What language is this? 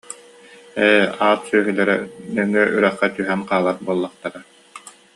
Yakut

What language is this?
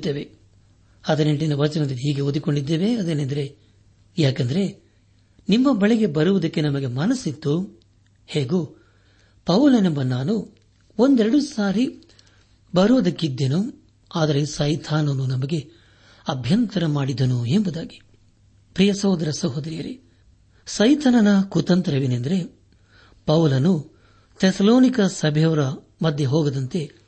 Kannada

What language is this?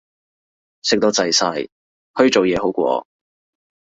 Cantonese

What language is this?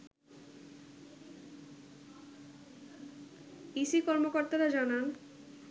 Bangla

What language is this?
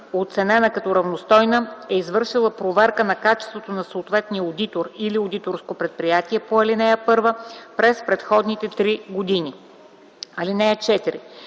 Bulgarian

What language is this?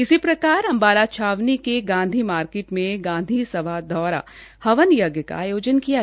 Hindi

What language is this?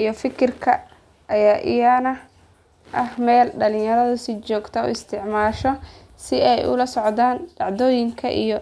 Somali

